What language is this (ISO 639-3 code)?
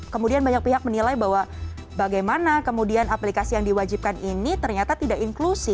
ind